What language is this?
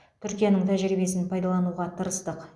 Kazakh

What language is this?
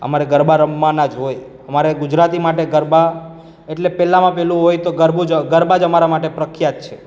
Gujarati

